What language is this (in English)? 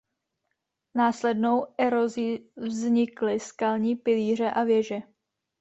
Czech